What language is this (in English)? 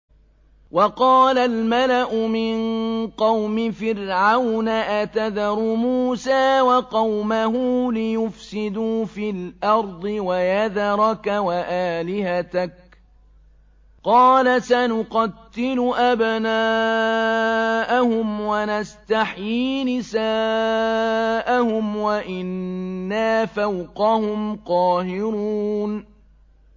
Arabic